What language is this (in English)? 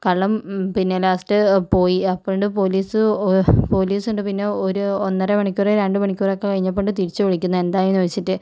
Malayalam